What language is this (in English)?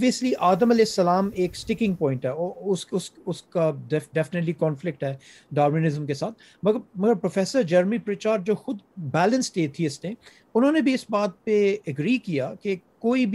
Urdu